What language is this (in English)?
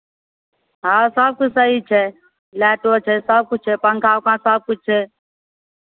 Maithili